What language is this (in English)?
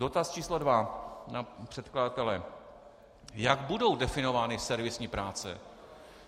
Czech